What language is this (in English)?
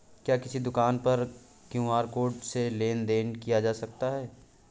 Hindi